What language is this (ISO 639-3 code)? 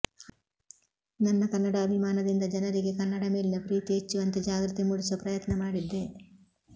kan